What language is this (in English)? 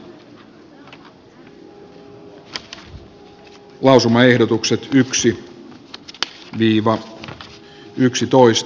Finnish